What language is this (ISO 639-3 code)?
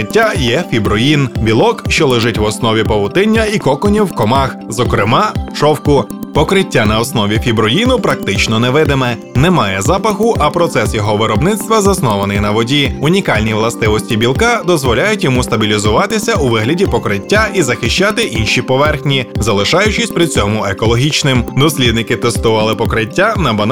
ukr